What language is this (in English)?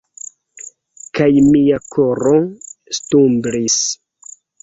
Esperanto